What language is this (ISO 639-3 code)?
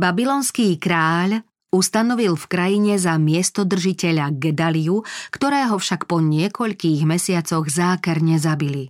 slk